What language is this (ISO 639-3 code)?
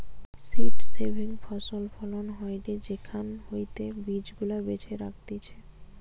ben